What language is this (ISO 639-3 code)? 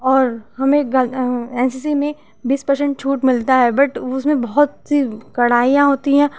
hin